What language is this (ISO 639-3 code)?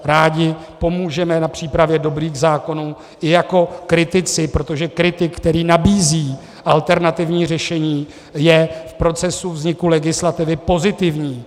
ces